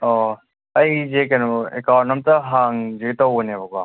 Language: Manipuri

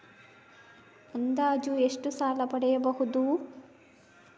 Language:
Kannada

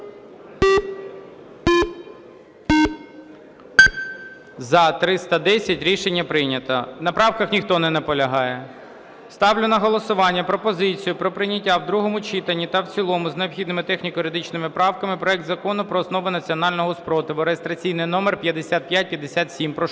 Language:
Ukrainian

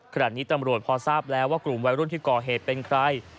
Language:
Thai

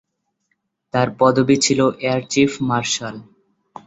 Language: Bangla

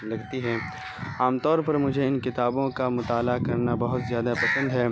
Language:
Urdu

